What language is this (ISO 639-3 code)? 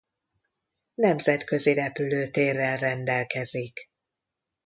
hun